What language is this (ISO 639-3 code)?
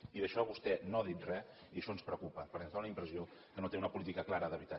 cat